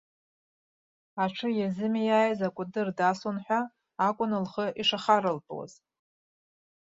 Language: Abkhazian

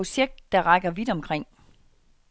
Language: Danish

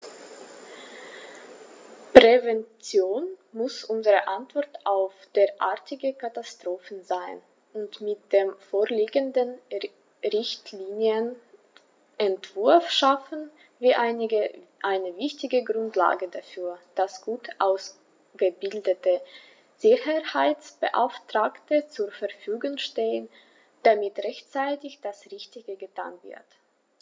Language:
German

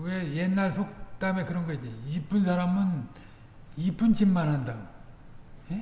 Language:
Korean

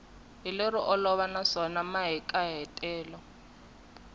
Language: Tsonga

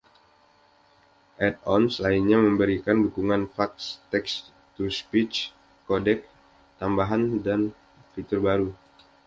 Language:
Indonesian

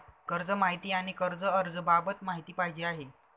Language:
Marathi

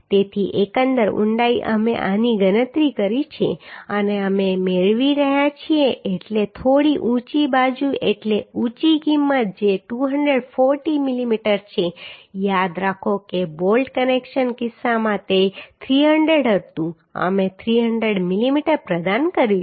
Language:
Gujarati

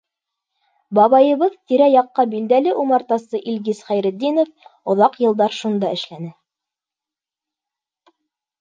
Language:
Bashkir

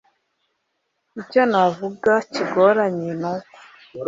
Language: Kinyarwanda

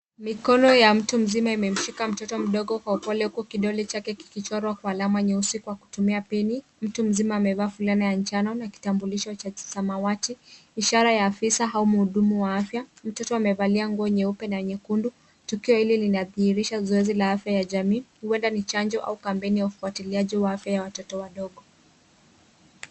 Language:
Swahili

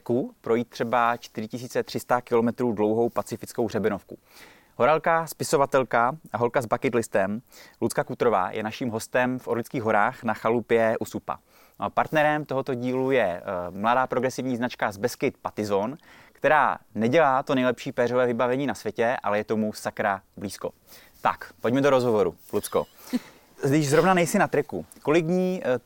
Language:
Czech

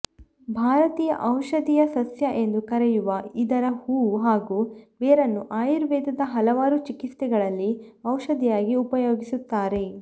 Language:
Kannada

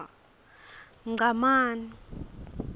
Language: Swati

